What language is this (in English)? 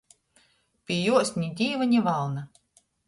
Latgalian